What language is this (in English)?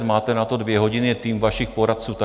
Czech